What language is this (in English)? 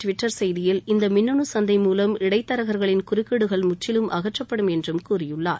Tamil